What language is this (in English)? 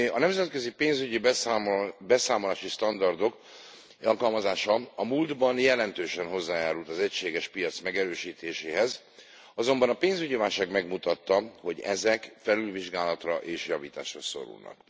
Hungarian